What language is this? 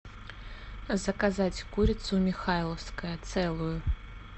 Russian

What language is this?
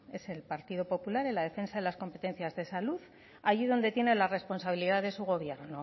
Spanish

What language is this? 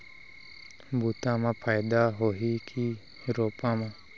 Chhattisgarhi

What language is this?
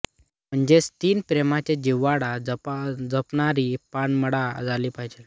Marathi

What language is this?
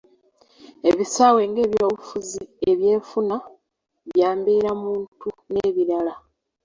Ganda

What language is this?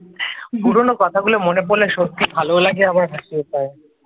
Bangla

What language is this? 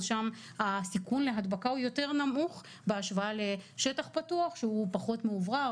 Hebrew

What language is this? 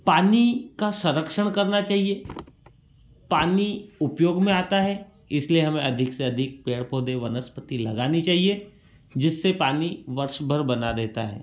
Hindi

